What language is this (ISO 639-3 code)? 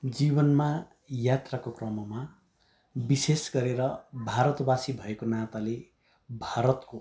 nep